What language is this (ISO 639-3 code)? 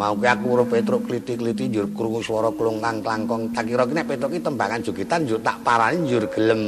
ind